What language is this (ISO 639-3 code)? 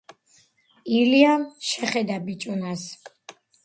kat